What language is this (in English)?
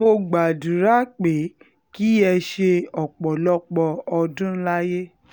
Yoruba